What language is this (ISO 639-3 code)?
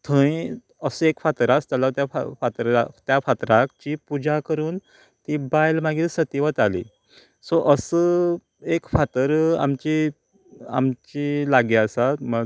kok